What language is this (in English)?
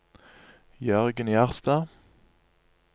Norwegian